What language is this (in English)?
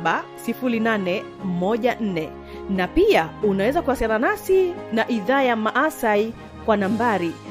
Swahili